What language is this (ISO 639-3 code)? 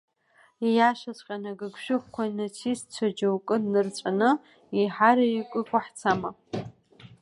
abk